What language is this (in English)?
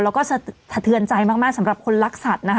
Thai